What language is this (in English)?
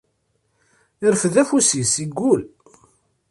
Kabyle